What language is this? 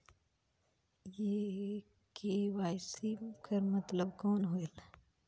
Chhattisgarhi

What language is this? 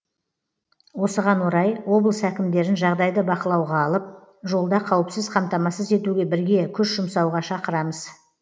Kazakh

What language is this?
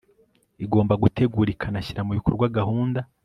Kinyarwanda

